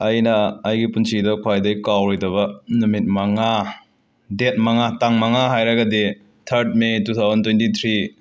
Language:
Manipuri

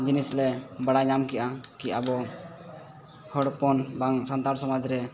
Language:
Santali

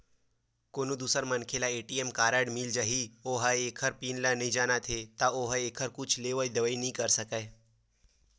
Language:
Chhattisgarhi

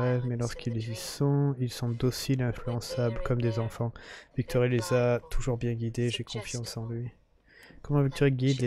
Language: French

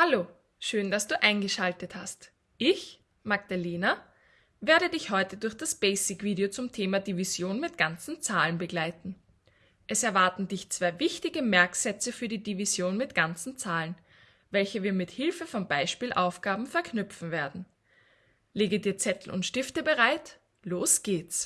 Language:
German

